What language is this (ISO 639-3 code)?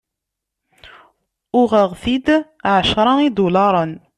kab